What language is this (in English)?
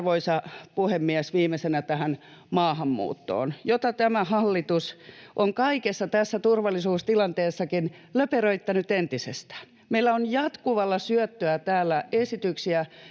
Finnish